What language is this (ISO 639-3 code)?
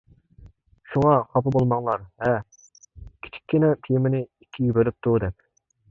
uig